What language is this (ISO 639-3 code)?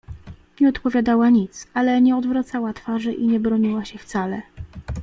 pol